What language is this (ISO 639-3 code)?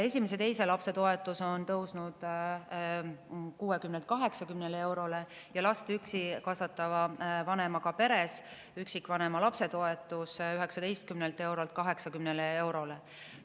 est